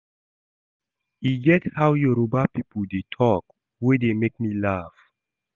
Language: Nigerian Pidgin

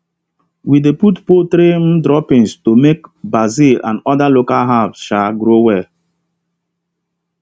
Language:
Nigerian Pidgin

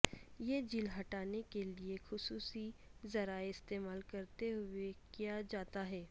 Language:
Urdu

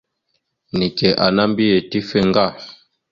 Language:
Mada (Cameroon)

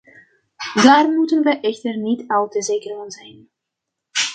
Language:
Dutch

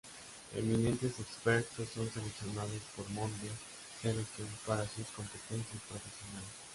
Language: Spanish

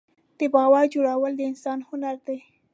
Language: Pashto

